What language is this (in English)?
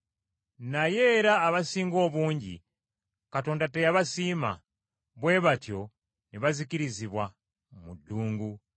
Ganda